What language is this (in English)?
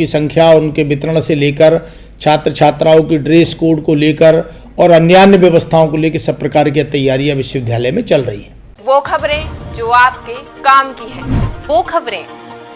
Hindi